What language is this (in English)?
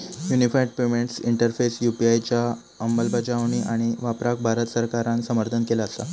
Marathi